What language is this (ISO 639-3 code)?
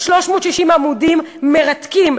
heb